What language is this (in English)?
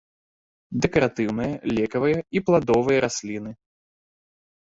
Belarusian